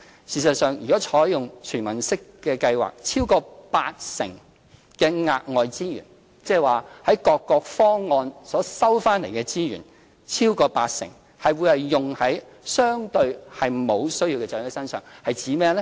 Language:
Cantonese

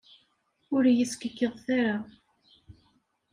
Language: Kabyle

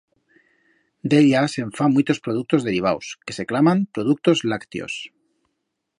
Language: Aragonese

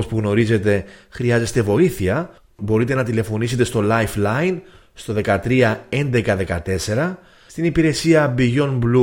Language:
Greek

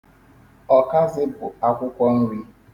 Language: Igbo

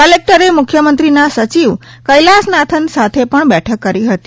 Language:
Gujarati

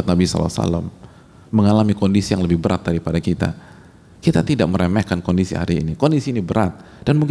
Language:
Indonesian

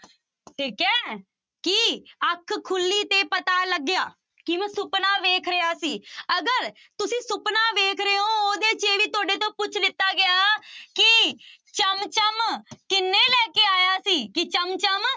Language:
Punjabi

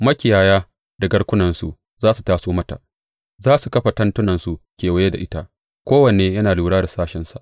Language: Hausa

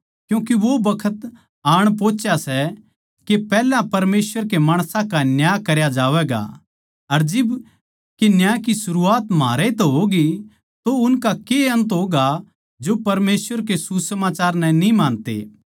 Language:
Haryanvi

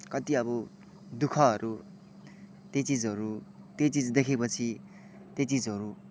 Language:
Nepali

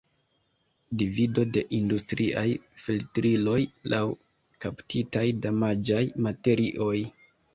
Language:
Esperanto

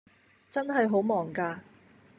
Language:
Cantonese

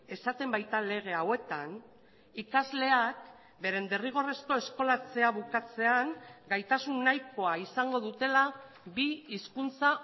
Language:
Basque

